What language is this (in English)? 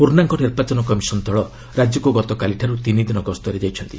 Odia